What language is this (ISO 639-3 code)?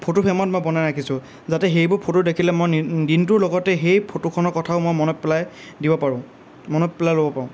asm